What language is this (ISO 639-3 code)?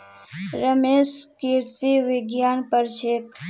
mag